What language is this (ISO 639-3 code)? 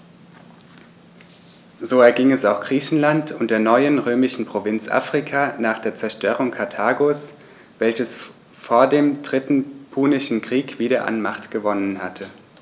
deu